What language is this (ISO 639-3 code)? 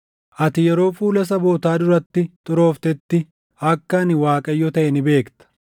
orm